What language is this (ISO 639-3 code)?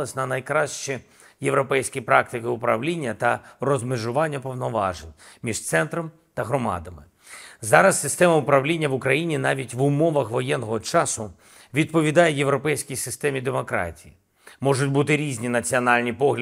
ukr